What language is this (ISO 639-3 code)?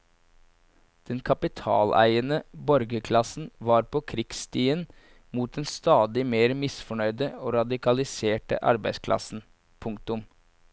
nor